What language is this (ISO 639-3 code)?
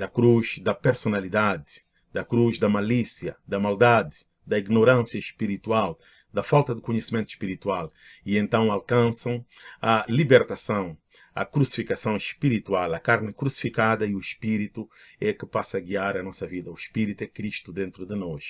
por